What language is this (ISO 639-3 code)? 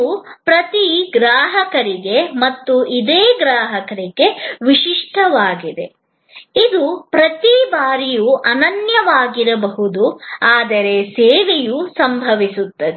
kan